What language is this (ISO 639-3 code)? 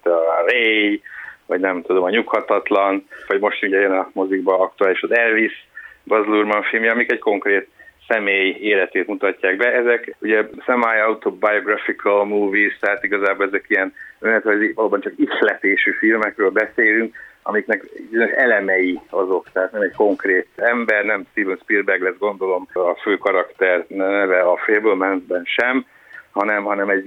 hun